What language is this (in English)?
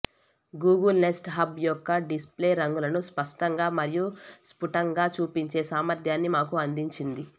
Telugu